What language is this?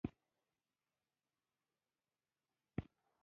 Pashto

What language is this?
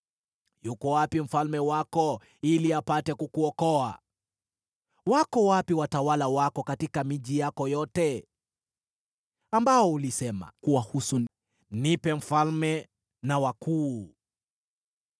Swahili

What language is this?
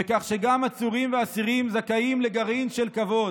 Hebrew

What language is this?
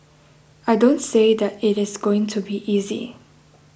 English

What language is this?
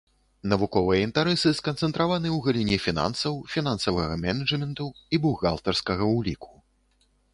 Belarusian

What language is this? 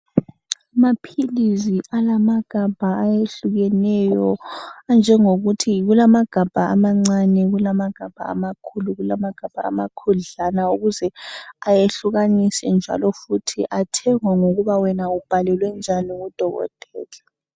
North Ndebele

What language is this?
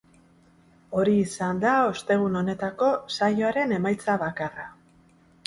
Basque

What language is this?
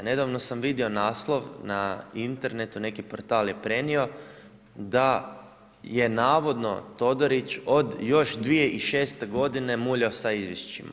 Croatian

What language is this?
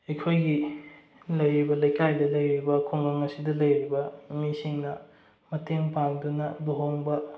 Manipuri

